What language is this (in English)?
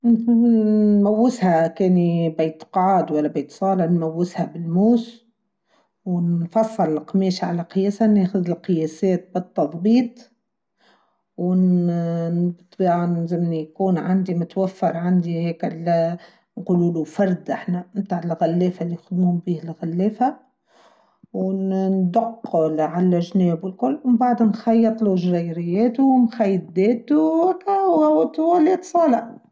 Tunisian Arabic